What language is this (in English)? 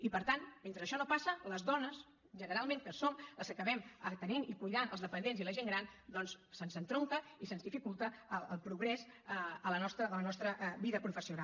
Catalan